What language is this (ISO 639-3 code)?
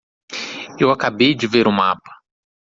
por